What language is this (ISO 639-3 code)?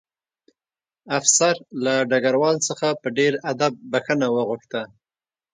pus